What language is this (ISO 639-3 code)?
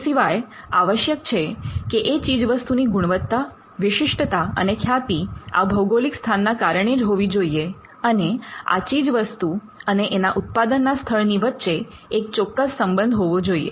guj